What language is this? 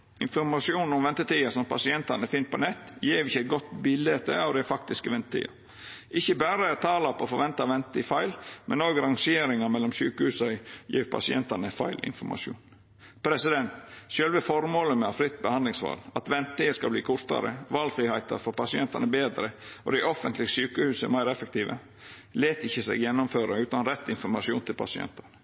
Norwegian Nynorsk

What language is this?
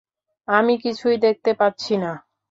Bangla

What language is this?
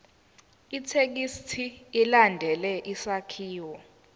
Zulu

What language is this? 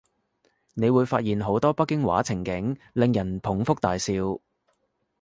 Cantonese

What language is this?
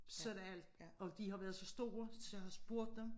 Danish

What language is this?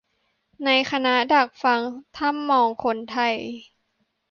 Thai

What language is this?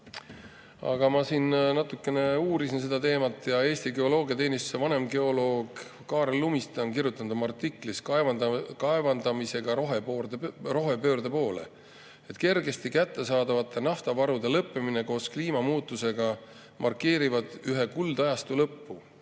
Estonian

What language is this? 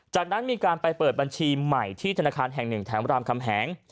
Thai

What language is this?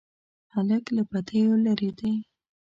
Pashto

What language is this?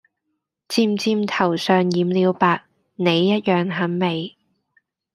Cantonese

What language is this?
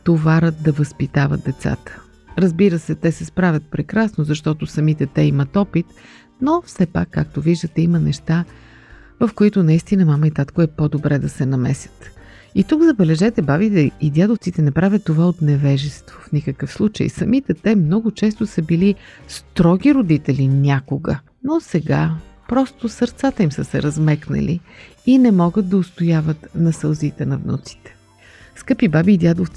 Bulgarian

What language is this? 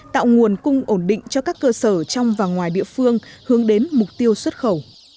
Vietnamese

